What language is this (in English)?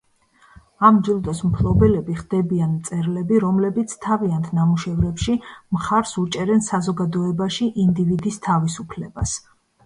Georgian